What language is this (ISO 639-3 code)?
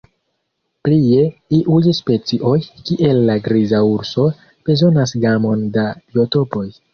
epo